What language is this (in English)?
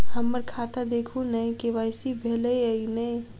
Maithili